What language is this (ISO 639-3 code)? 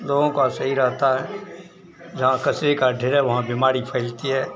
hin